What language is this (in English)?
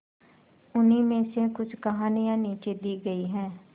Hindi